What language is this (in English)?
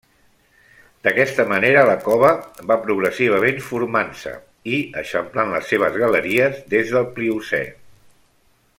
Catalan